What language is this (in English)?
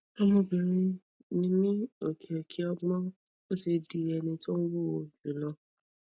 Yoruba